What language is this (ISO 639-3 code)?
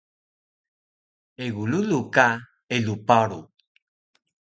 trv